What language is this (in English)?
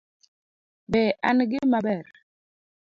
Luo (Kenya and Tanzania)